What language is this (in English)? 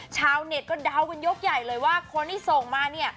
Thai